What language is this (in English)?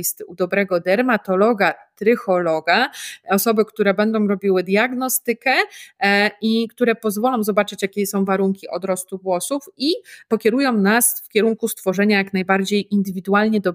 Polish